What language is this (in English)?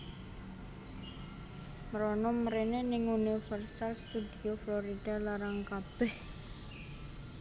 Javanese